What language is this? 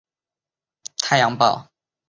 Chinese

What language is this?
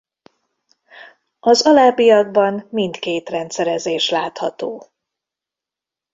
Hungarian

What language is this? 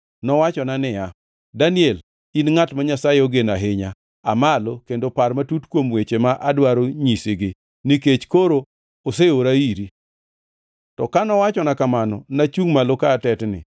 Luo (Kenya and Tanzania)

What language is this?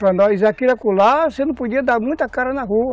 Portuguese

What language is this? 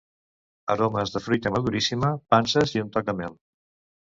Catalan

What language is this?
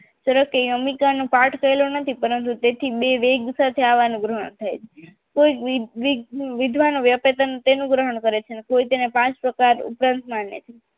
Gujarati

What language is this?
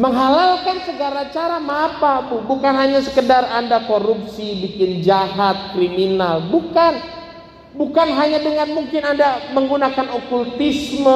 Indonesian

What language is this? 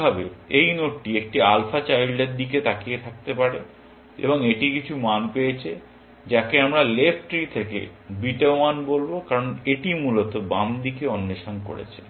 Bangla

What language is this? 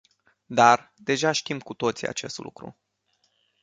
Romanian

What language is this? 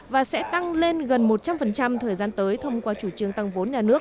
Vietnamese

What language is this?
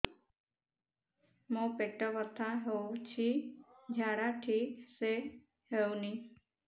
Odia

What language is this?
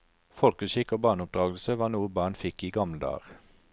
Norwegian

